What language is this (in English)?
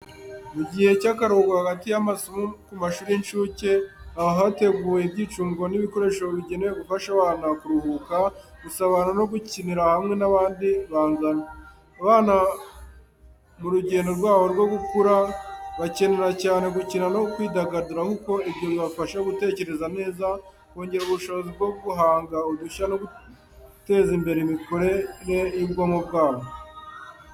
Kinyarwanda